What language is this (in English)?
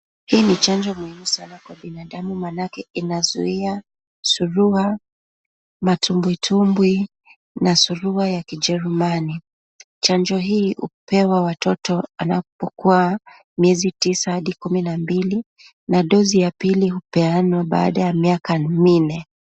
Swahili